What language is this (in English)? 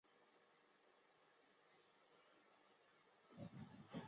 Chinese